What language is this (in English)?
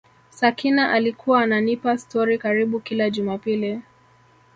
Swahili